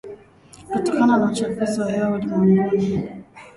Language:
Swahili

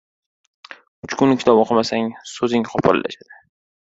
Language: Uzbek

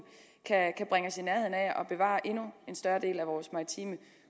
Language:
Danish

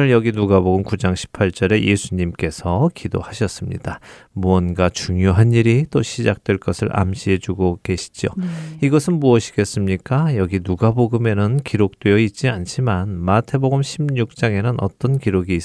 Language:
Korean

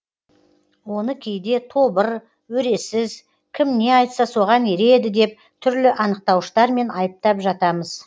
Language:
Kazakh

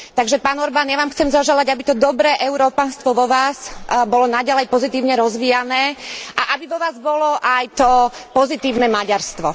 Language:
Slovak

